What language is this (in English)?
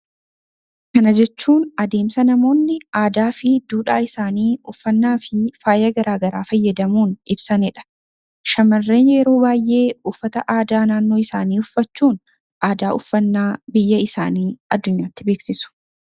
Oromo